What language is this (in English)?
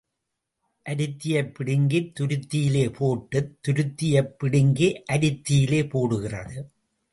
Tamil